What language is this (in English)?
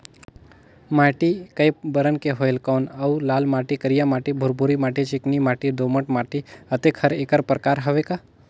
Chhattisgarhi